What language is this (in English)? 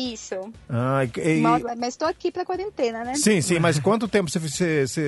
Portuguese